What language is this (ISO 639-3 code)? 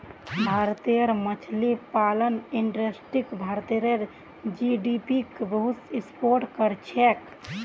mag